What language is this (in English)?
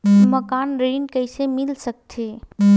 Chhattisgarhi